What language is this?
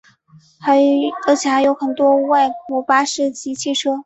Chinese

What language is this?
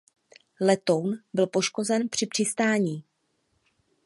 Czech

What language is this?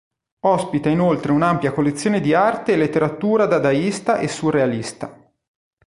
Italian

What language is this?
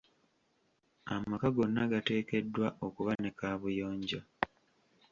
Ganda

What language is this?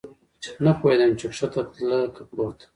Pashto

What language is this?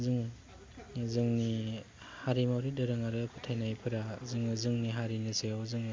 Bodo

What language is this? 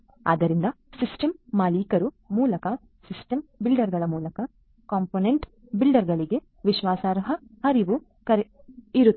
Kannada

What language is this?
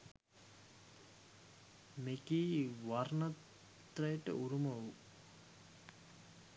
Sinhala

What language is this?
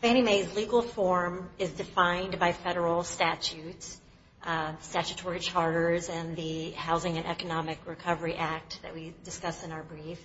English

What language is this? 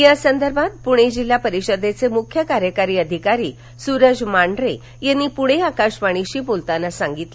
Marathi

